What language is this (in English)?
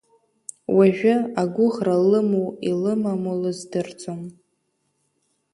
Abkhazian